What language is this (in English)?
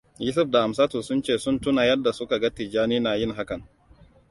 Hausa